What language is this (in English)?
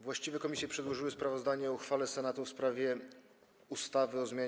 Polish